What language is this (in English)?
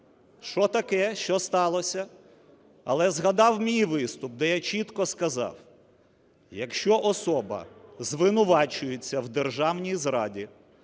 Ukrainian